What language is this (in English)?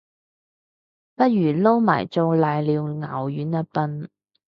Cantonese